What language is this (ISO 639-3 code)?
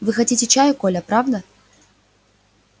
rus